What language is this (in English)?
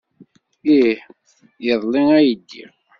Kabyle